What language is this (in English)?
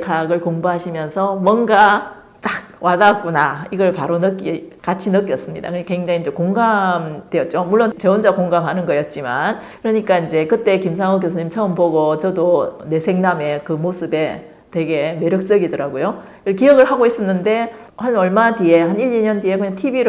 Korean